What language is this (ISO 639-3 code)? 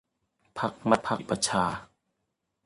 tha